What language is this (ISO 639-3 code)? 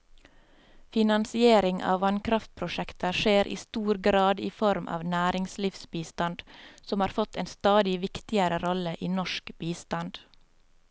nor